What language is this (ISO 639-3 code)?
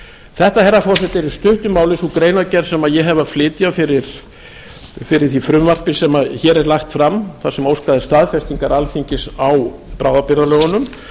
isl